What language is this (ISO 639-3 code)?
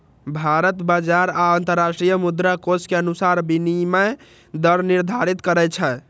mai